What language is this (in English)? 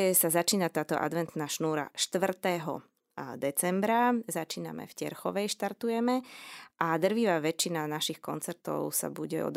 Slovak